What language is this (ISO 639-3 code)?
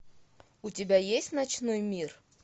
rus